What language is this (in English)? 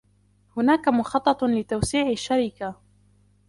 Arabic